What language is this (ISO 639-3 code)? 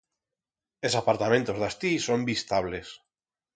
arg